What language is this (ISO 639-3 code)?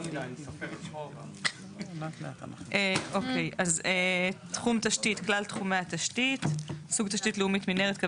heb